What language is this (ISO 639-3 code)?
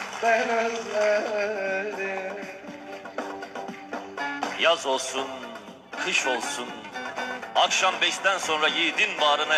tur